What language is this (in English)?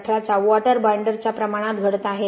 Marathi